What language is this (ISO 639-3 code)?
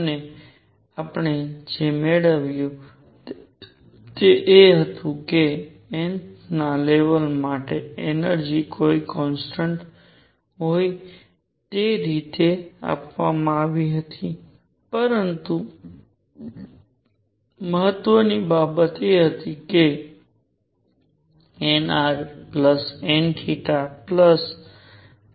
guj